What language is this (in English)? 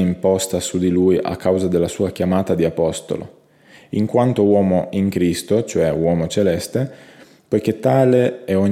Italian